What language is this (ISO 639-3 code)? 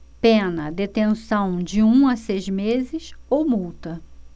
por